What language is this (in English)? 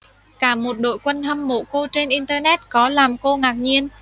Vietnamese